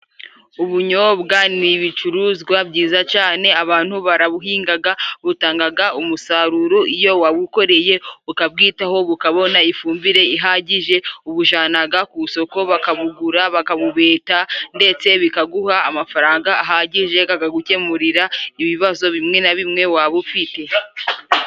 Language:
Kinyarwanda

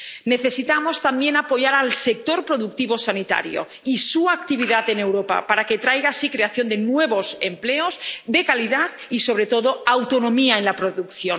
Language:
Spanish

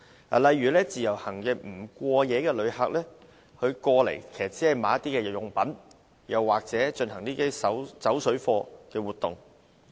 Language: Cantonese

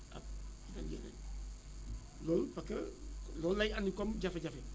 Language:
Wolof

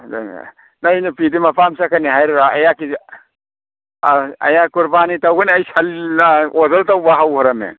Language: Manipuri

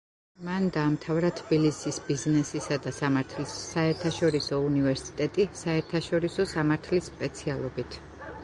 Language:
Georgian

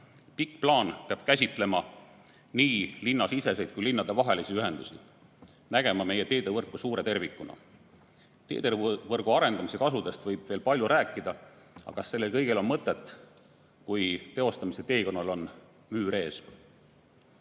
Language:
Estonian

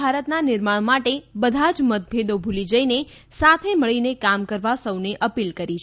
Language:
Gujarati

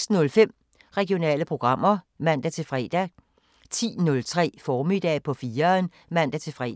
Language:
Danish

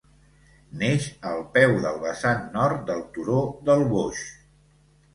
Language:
Catalan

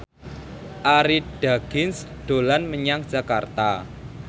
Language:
Javanese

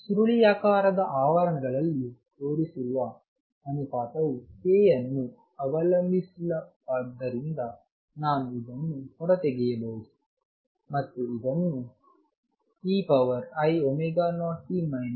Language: Kannada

